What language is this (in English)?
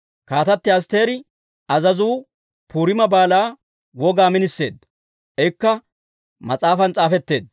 Dawro